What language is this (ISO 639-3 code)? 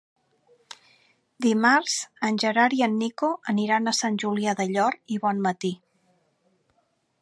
cat